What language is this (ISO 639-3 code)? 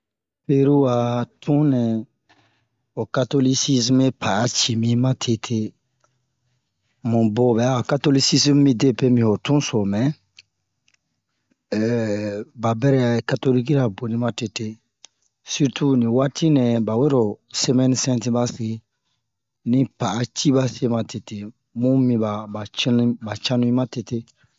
bmq